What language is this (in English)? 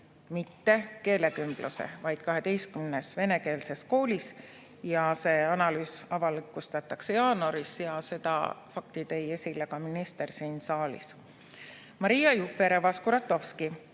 Estonian